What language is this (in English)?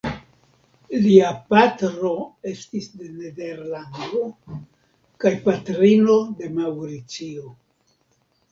Esperanto